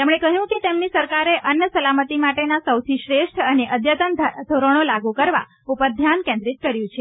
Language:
Gujarati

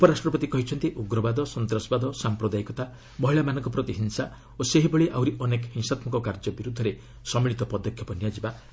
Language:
Odia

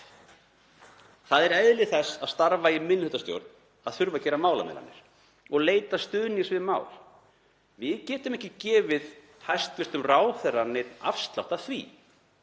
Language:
Icelandic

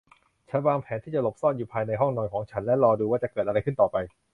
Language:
Thai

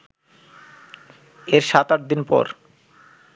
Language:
Bangla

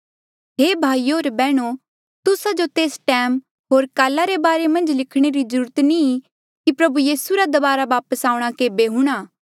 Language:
Mandeali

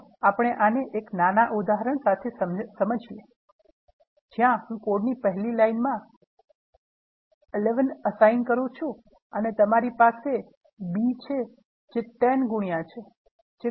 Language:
Gujarati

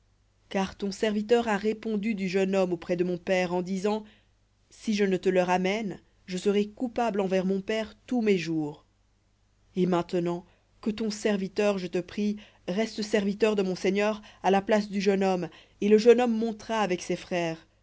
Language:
French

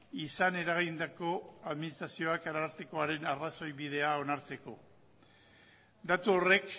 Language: Basque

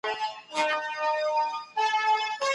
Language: Pashto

